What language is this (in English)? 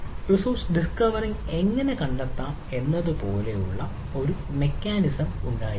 Malayalam